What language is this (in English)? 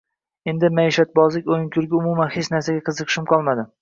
Uzbek